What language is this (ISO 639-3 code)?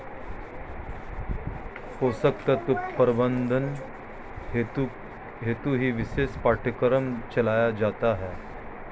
hin